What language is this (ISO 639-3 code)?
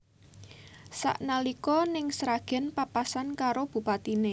jav